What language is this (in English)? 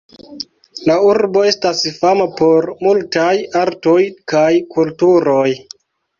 Esperanto